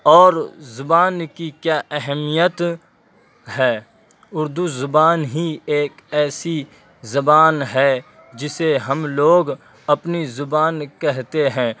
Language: Urdu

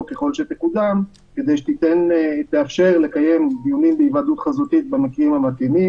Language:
Hebrew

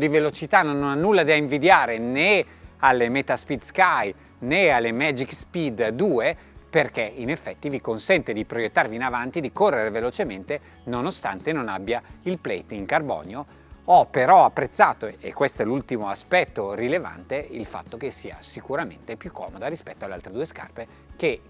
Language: Italian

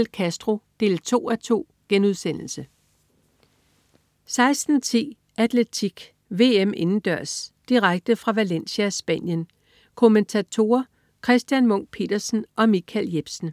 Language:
Danish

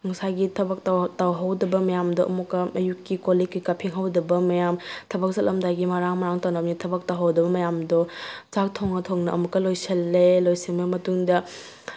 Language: Manipuri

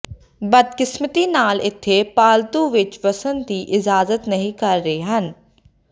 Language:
Punjabi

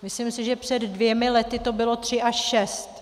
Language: Czech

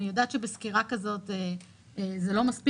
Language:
Hebrew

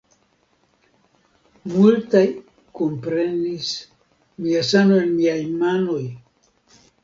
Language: Esperanto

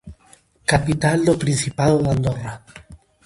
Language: Galician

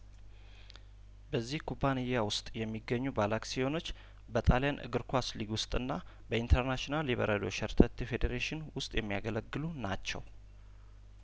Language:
Amharic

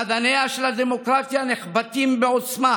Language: Hebrew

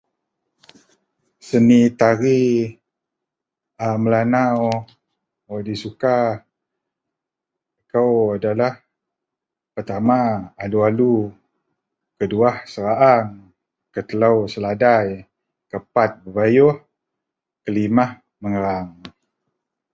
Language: Central Melanau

